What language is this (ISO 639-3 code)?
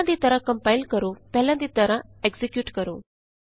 pan